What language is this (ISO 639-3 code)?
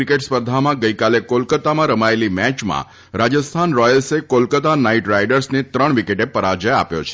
guj